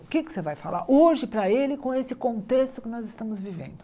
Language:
Portuguese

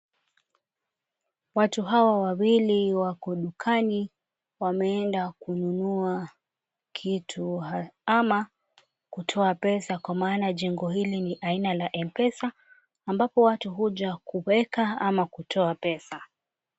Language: Swahili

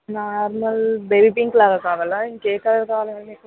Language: Telugu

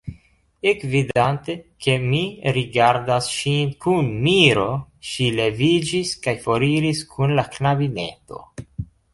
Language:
Esperanto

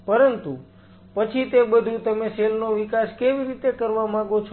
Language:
Gujarati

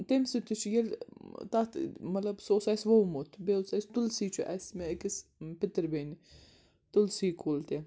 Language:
Kashmiri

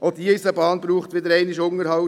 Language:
Swiss German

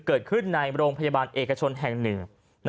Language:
Thai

